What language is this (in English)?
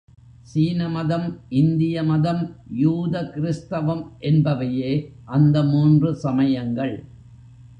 Tamil